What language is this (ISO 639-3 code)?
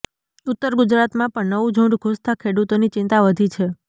guj